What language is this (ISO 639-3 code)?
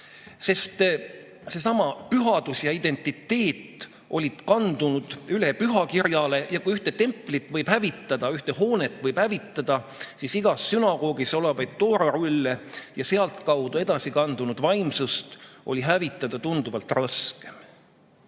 est